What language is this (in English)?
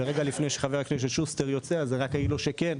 Hebrew